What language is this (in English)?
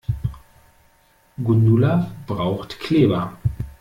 German